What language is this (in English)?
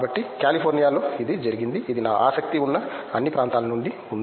Telugu